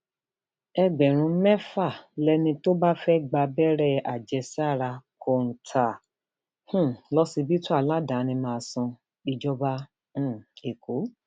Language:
Yoruba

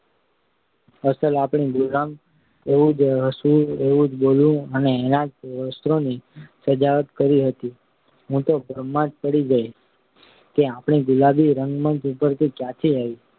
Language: Gujarati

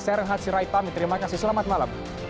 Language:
Indonesian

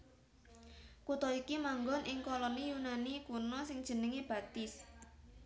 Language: Javanese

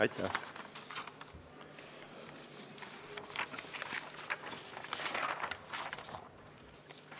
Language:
Estonian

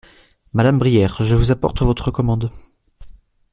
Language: French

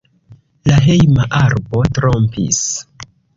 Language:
Esperanto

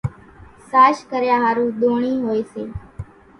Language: Kachi Koli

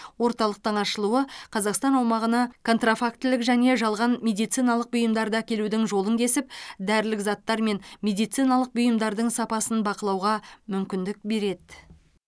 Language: Kazakh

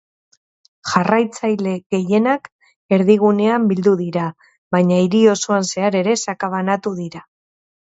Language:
Basque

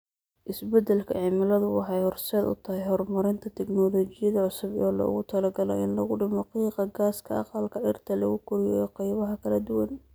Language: Somali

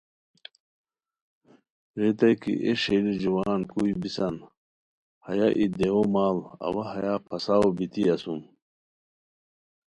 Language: Khowar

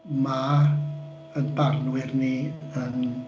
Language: Welsh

